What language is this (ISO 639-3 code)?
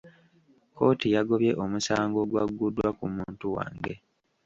lug